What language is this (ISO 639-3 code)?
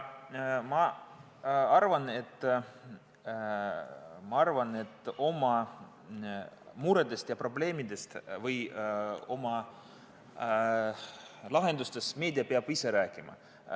est